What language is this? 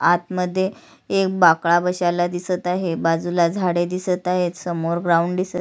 Marathi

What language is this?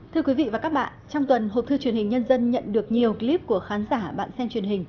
Vietnamese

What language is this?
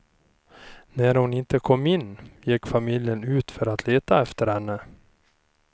Swedish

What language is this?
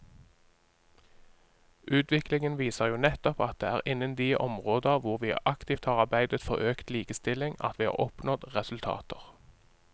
Norwegian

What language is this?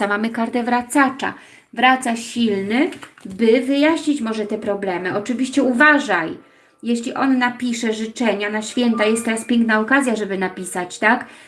Polish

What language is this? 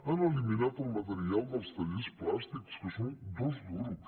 Catalan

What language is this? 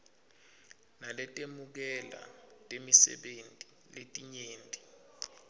Swati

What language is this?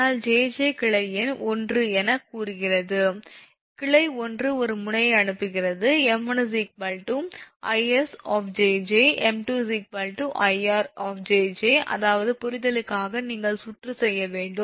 Tamil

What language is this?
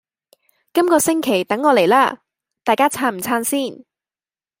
Cantonese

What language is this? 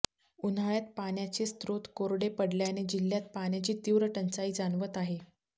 Marathi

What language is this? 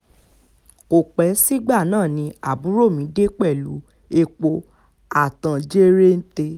Yoruba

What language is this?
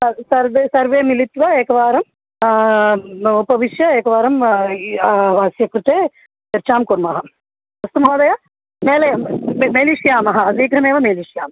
Sanskrit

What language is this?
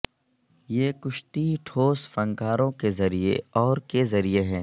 Urdu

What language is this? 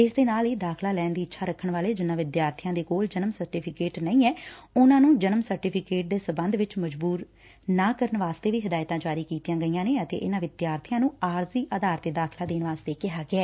Punjabi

